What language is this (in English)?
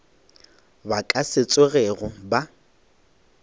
Northern Sotho